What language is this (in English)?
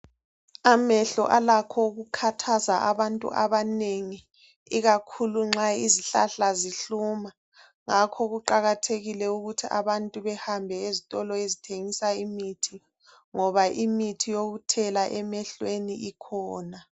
North Ndebele